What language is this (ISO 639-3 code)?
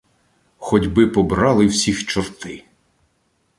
ukr